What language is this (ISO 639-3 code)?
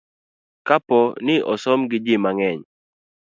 luo